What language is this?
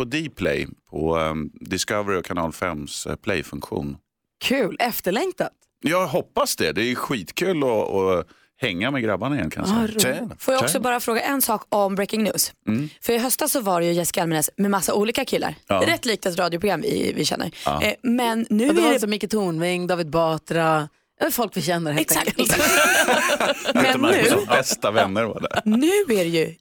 Swedish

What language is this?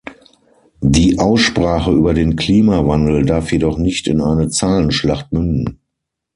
German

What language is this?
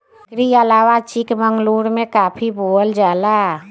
Bhojpuri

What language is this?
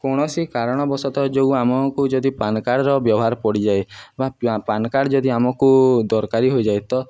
Odia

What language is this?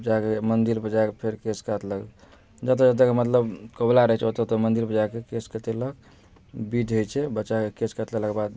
Maithili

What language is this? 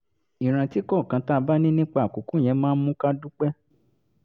Yoruba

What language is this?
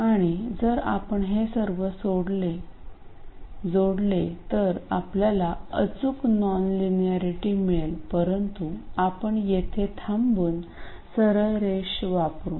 Marathi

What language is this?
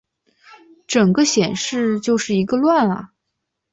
Chinese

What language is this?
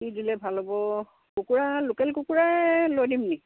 Assamese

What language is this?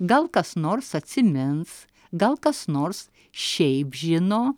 Lithuanian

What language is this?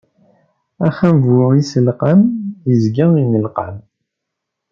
Kabyle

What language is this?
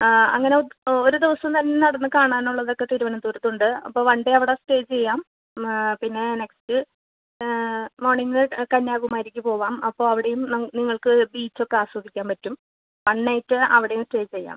Malayalam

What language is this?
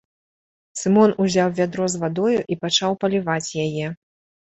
Belarusian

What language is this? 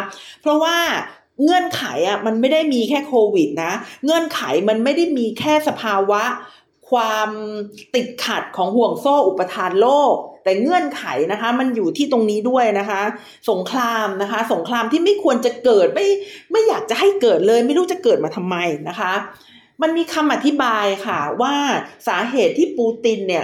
Thai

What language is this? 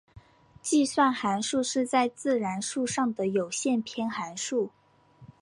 Chinese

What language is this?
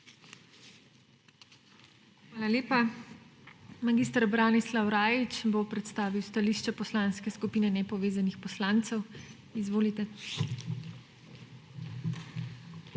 Slovenian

